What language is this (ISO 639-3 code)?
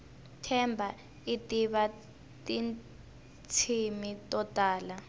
tso